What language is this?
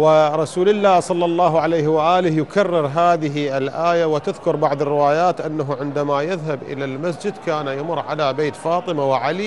Arabic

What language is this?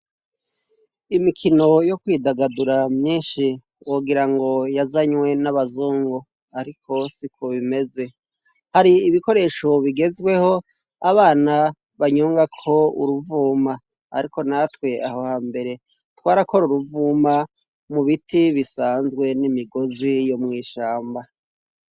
Rundi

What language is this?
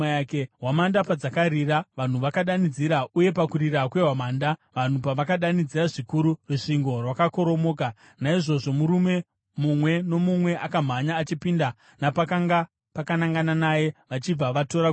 Shona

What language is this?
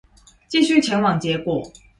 Chinese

